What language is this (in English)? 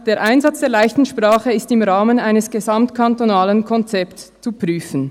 Swiss German